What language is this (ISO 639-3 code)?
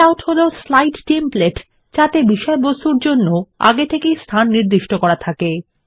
ben